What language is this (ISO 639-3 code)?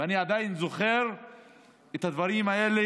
heb